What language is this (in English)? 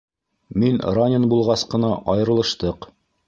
Bashkir